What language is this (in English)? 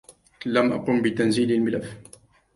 Arabic